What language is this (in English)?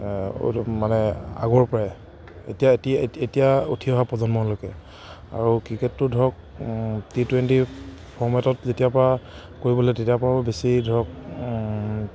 Assamese